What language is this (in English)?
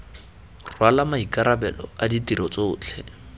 Tswana